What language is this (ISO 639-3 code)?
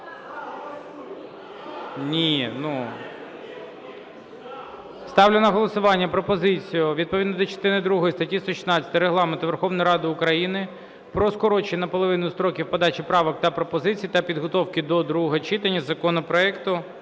ukr